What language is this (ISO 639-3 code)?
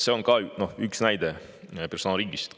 est